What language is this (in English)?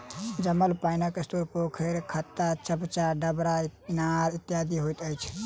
Maithili